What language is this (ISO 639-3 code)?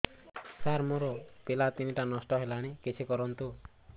ori